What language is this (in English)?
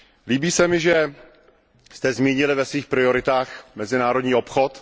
Czech